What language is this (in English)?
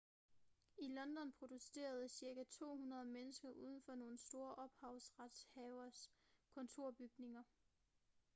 Danish